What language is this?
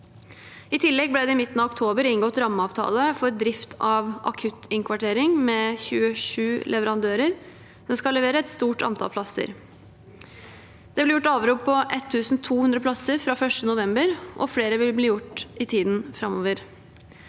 Norwegian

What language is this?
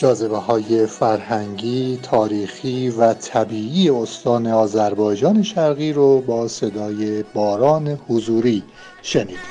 Persian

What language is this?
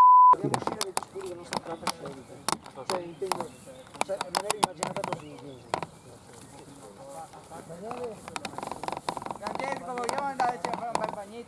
Italian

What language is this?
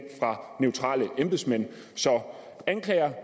Danish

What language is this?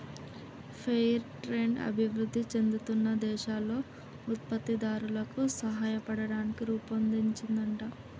Telugu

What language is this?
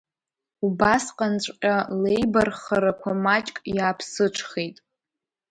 Abkhazian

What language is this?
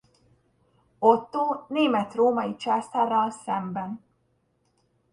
Hungarian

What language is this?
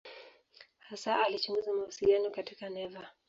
Swahili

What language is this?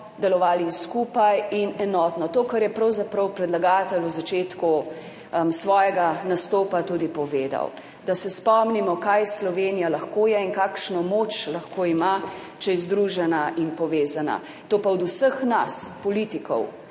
Slovenian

